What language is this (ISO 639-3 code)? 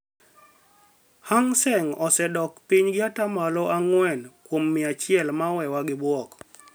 luo